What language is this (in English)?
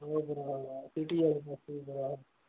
Punjabi